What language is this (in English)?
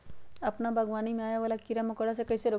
Magahi